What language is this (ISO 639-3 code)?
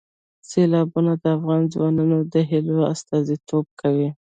pus